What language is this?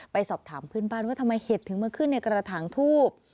Thai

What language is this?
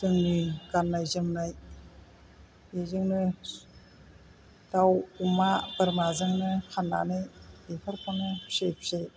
Bodo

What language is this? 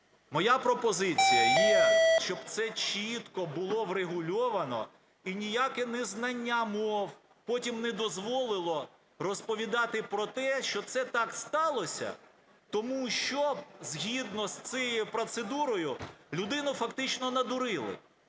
Ukrainian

